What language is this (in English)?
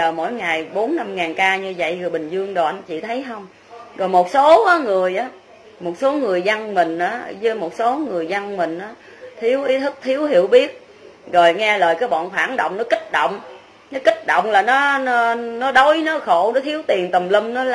Vietnamese